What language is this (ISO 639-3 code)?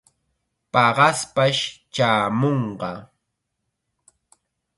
qxa